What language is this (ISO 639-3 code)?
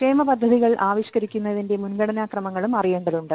mal